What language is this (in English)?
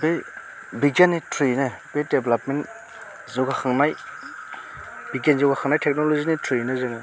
Bodo